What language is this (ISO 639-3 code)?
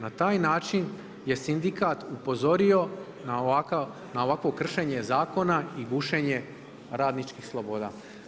hrv